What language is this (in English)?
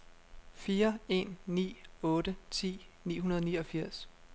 Danish